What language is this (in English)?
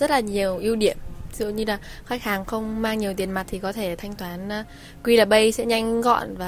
Vietnamese